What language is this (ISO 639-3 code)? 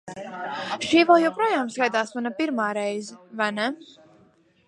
lav